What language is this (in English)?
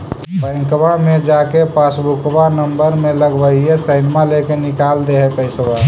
Magahi